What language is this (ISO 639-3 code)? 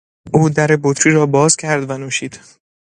fas